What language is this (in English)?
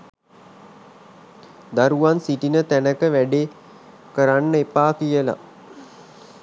Sinhala